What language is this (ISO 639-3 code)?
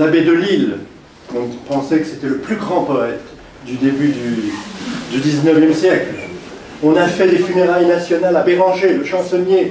fra